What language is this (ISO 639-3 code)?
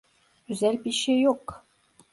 tur